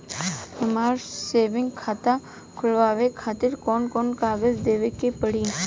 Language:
Bhojpuri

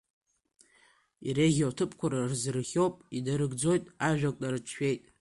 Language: Abkhazian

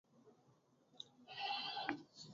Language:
Tamil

